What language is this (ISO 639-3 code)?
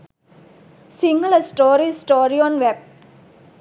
sin